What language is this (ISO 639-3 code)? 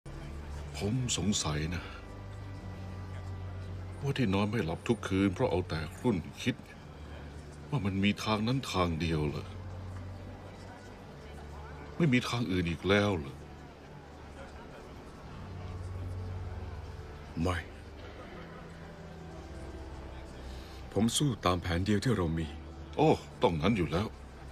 tha